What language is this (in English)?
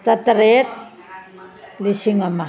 Manipuri